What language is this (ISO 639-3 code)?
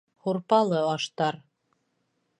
bak